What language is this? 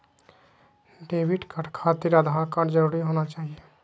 Magahi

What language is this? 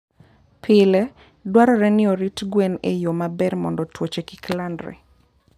Luo (Kenya and Tanzania)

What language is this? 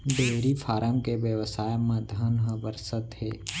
Chhattisgarhi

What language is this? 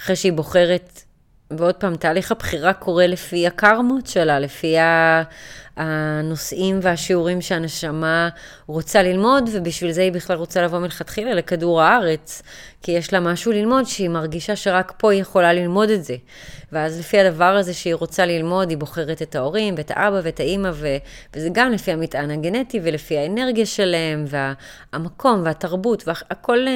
Hebrew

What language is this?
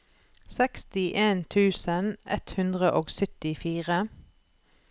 Norwegian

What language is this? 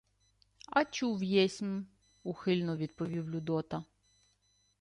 Ukrainian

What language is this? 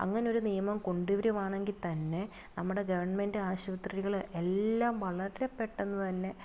Malayalam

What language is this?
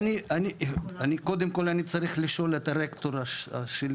Hebrew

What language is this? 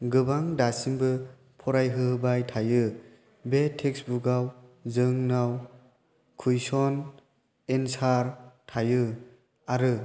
Bodo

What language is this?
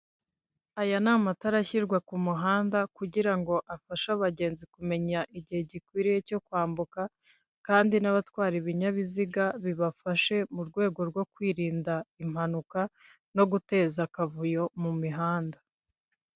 Kinyarwanda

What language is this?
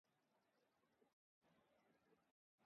Urdu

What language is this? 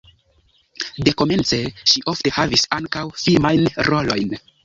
Esperanto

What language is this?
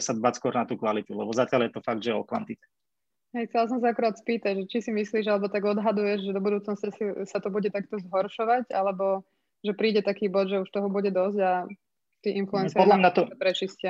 Slovak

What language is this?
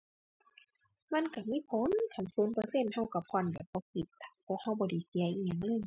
Thai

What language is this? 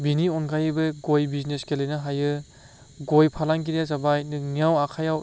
Bodo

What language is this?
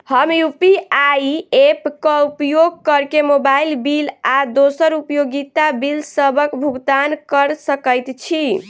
Maithili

